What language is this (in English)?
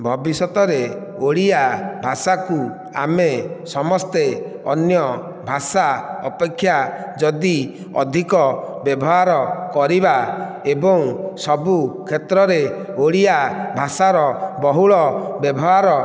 Odia